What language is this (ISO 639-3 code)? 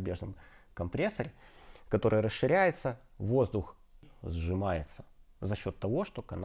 rus